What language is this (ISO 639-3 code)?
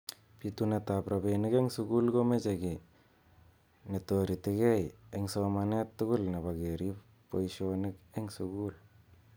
kln